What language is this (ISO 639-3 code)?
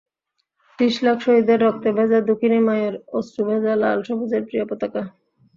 ben